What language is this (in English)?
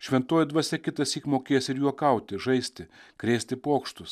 Lithuanian